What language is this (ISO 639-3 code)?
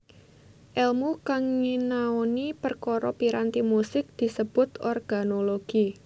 jav